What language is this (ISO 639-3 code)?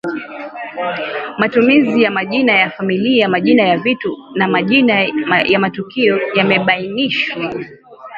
swa